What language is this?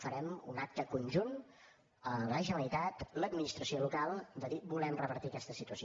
Catalan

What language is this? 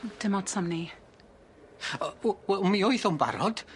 Welsh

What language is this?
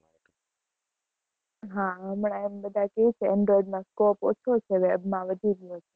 Gujarati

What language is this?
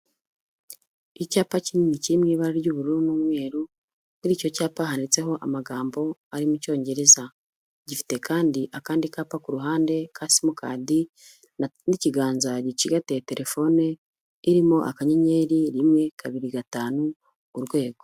Kinyarwanda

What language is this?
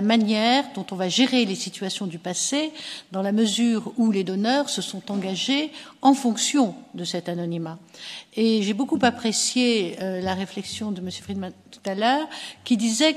French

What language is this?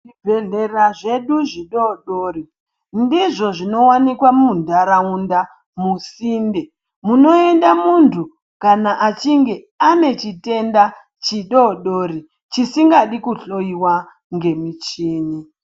Ndau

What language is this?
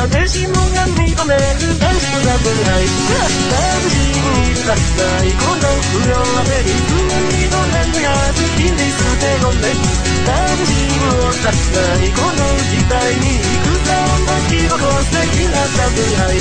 Arabic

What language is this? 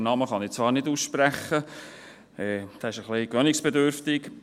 Swiss German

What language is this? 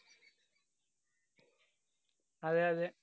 Malayalam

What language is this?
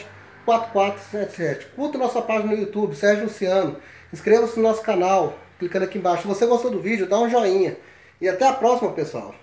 Portuguese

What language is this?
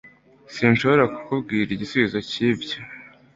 Kinyarwanda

